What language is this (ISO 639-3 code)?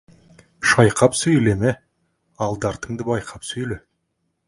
kaz